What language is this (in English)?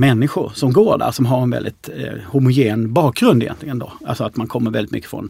Swedish